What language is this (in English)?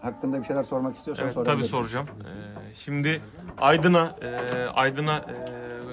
Turkish